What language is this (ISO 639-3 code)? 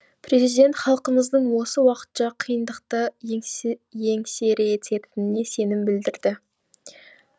kaz